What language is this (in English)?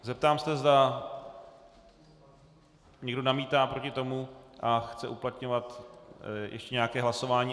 Czech